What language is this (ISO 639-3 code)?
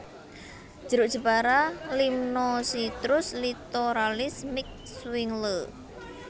jav